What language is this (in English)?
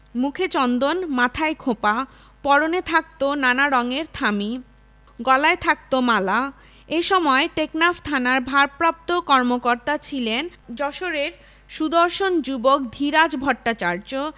Bangla